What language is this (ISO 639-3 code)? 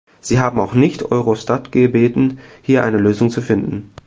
deu